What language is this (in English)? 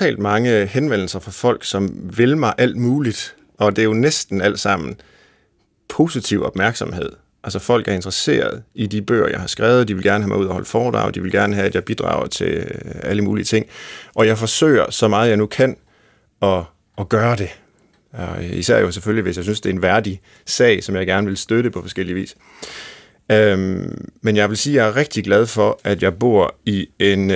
Danish